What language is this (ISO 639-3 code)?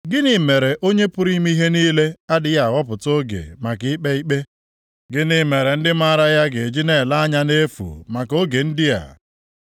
ibo